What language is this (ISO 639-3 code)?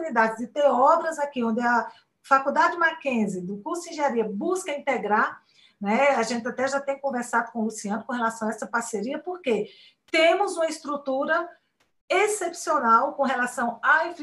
por